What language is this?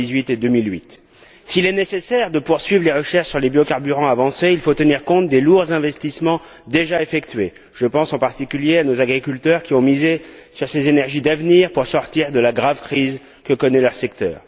French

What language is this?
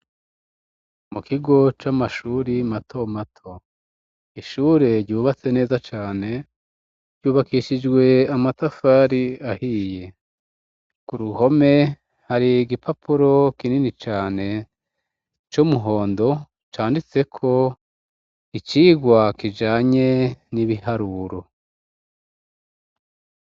Rundi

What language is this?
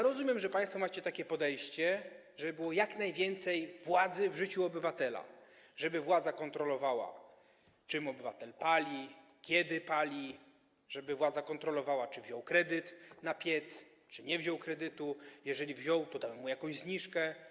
Polish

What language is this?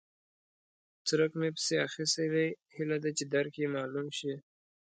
Pashto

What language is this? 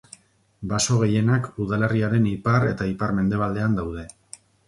Basque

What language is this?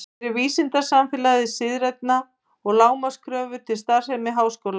Icelandic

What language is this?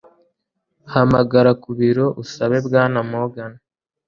Kinyarwanda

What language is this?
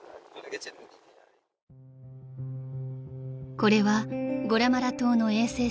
Japanese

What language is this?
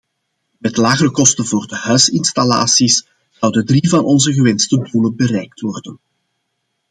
Dutch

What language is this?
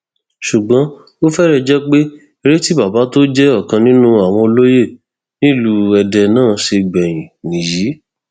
Yoruba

